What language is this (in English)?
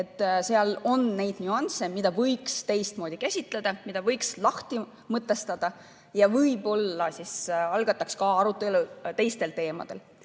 Estonian